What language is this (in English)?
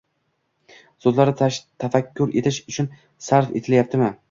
Uzbek